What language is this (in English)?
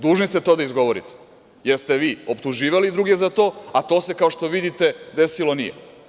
Serbian